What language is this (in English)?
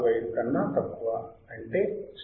Telugu